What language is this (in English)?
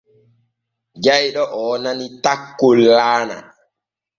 Borgu Fulfulde